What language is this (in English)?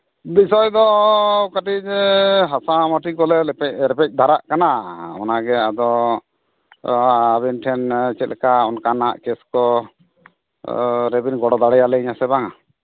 Santali